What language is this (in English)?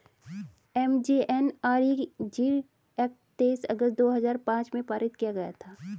Hindi